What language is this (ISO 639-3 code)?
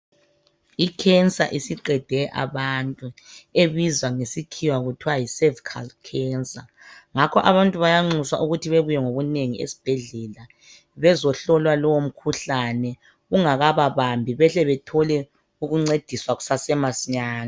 nde